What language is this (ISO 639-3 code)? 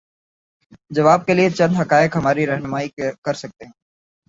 urd